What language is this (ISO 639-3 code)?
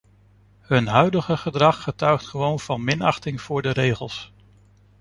nld